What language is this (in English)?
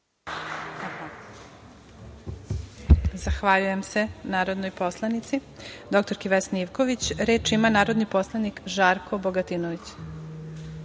Serbian